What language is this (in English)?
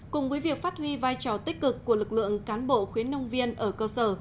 Vietnamese